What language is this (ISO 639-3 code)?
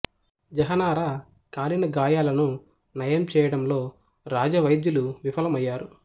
tel